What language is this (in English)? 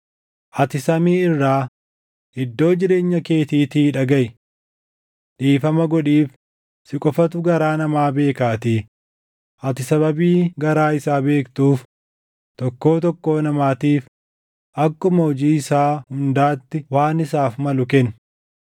Oromo